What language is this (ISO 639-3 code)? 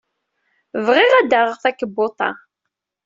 kab